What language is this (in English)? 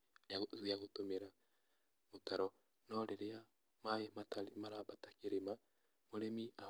Kikuyu